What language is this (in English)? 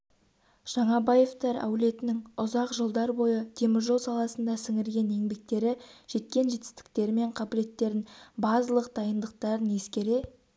Kazakh